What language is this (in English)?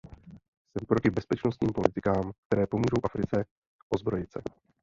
Czech